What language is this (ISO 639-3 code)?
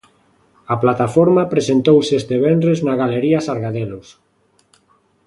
glg